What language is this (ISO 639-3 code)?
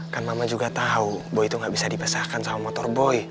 ind